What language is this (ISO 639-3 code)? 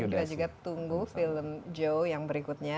ind